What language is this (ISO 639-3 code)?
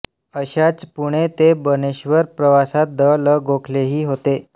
mar